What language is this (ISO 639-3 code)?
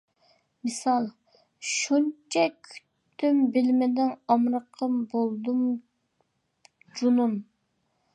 uig